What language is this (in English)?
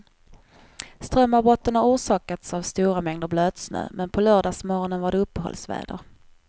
Swedish